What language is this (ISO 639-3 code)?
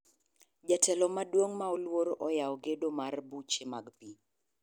luo